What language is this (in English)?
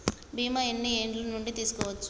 Telugu